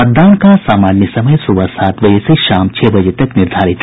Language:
Hindi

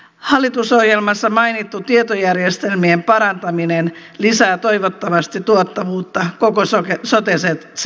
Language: Finnish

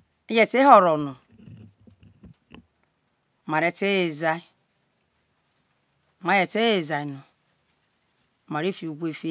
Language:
Isoko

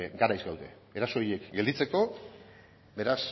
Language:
Basque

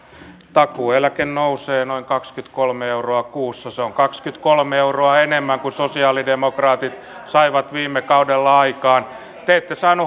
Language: Finnish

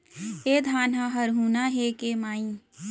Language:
Chhattisgarhi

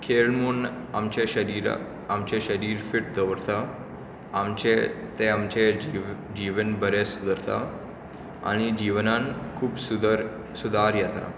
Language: Konkani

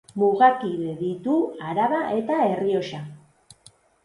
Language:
Basque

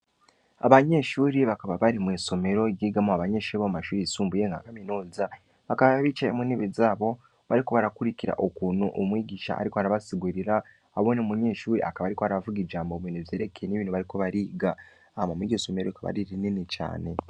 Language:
Rundi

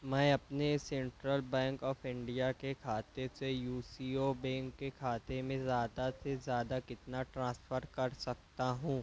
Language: Urdu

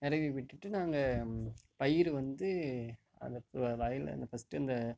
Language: Tamil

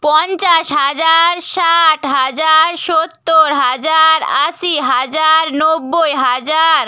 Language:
Bangla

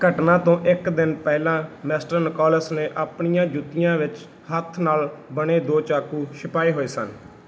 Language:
Punjabi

